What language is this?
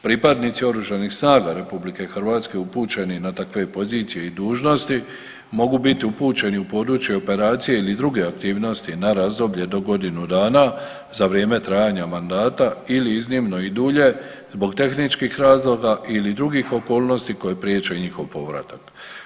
Croatian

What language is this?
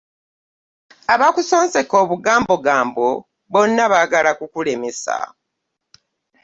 Ganda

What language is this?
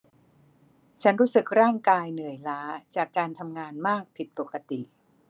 Thai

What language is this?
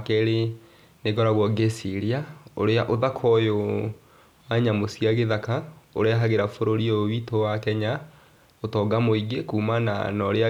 Kikuyu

